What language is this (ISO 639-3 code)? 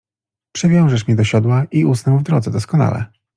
pol